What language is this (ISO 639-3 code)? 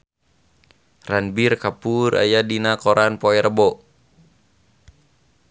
sun